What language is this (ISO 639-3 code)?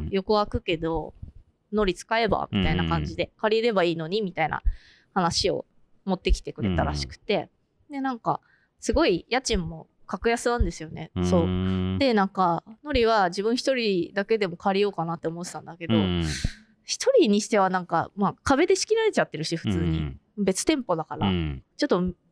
jpn